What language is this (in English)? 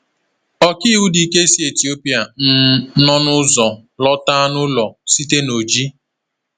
Igbo